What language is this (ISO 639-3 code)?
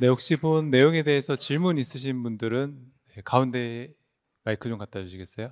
kor